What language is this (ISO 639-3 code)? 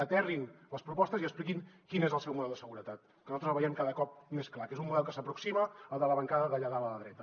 cat